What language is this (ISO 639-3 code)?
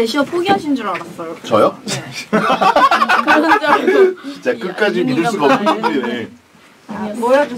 kor